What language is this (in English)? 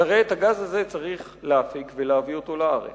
Hebrew